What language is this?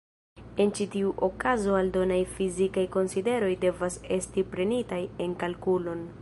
Esperanto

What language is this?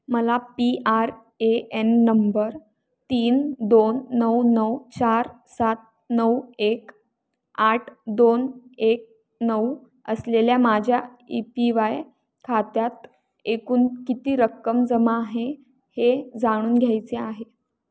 Marathi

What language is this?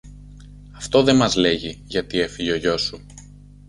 Greek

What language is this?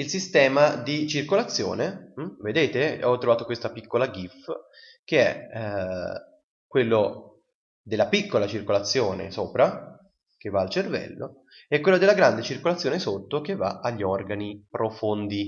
Italian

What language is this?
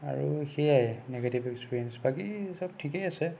Assamese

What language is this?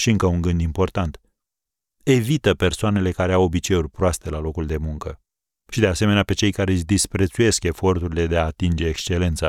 Romanian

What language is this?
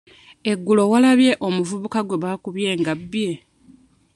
Ganda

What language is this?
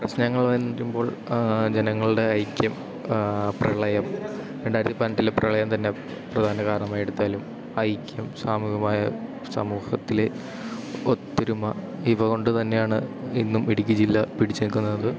Malayalam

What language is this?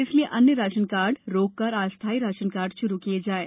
Hindi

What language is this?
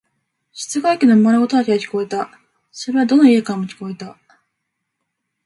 Japanese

